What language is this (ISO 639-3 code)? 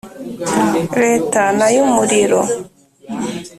kin